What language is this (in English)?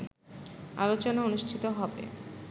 Bangla